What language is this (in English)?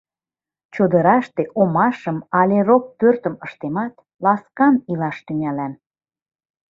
Mari